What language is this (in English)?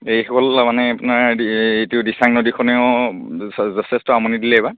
Assamese